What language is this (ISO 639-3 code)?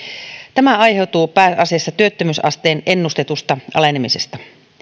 fin